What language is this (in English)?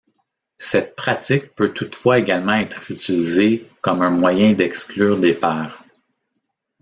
French